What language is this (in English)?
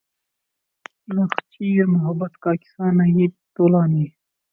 Urdu